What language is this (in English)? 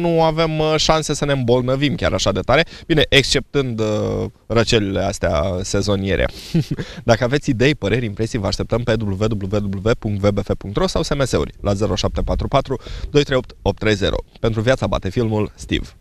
Romanian